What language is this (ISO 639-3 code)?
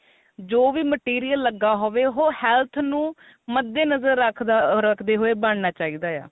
pan